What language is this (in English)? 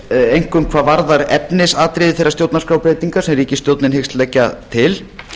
Icelandic